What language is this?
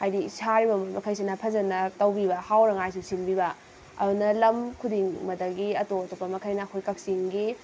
Manipuri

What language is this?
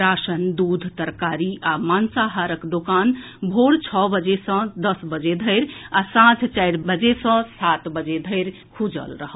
Maithili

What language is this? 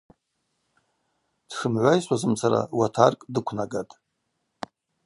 Abaza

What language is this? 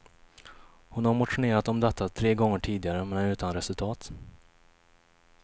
Swedish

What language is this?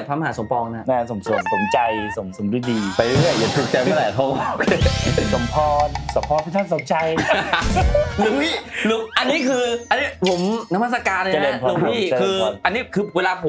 Thai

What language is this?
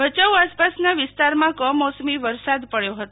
Gujarati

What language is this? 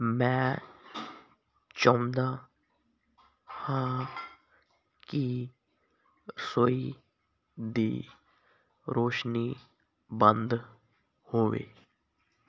Punjabi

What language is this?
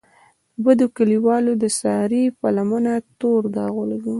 Pashto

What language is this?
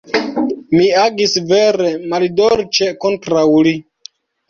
Esperanto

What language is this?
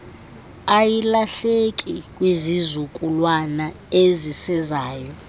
Xhosa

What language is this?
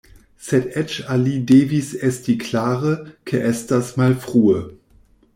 Esperanto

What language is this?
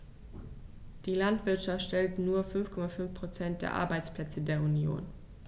German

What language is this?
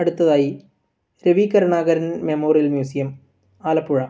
Malayalam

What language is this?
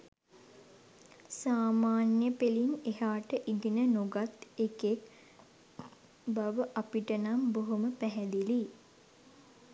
Sinhala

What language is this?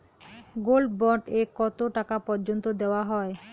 Bangla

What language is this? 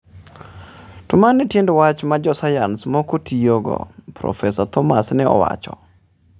Luo (Kenya and Tanzania)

